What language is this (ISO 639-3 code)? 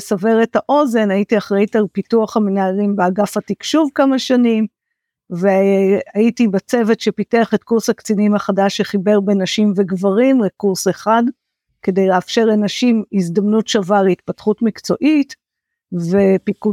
heb